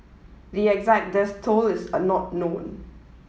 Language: English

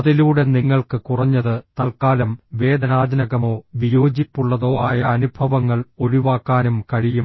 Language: Malayalam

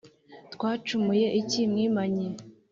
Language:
Kinyarwanda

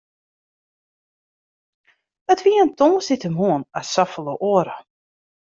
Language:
Western Frisian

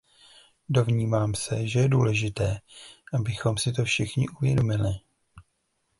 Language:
Czech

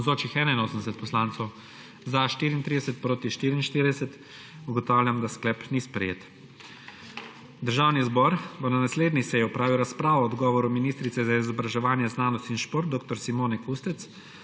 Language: Slovenian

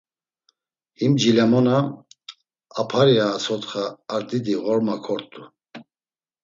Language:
Laz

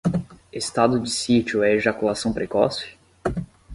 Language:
Portuguese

